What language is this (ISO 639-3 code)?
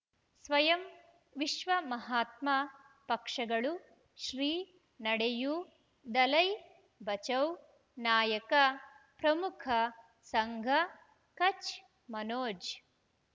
kan